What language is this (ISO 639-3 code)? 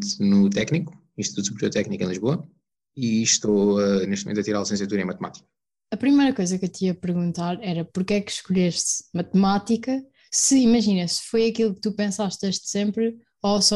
por